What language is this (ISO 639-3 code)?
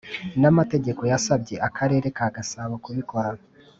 kin